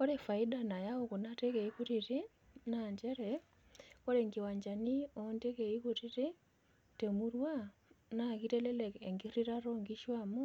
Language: Masai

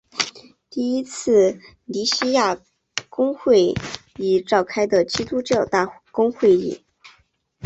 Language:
Chinese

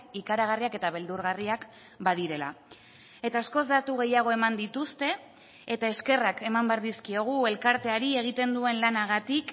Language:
Basque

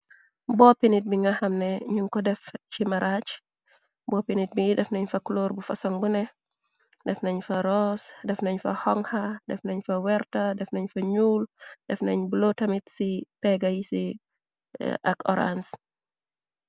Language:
Wolof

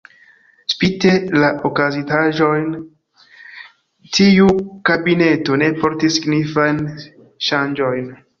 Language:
Esperanto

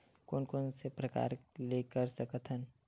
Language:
Chhattisgarhi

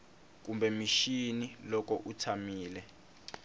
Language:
Tsonga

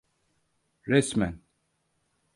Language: Turkish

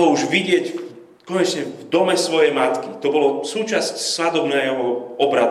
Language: Slovak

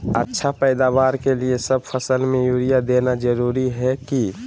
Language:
Magahi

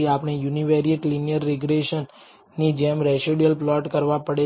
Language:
Gujarati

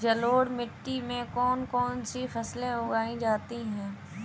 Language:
Hindi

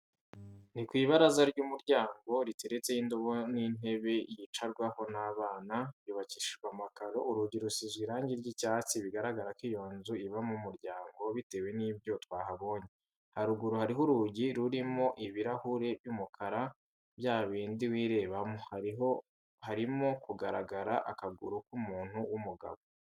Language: Kinyarwanda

